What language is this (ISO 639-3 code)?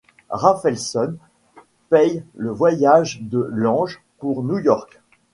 fra